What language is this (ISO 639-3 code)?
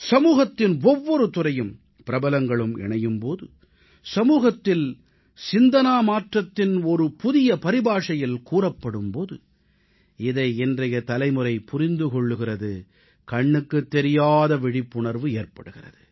tam